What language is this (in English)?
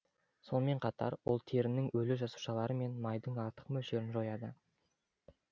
Kazakh